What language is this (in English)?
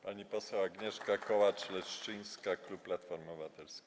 Polish